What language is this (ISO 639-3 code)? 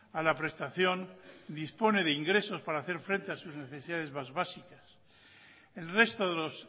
spa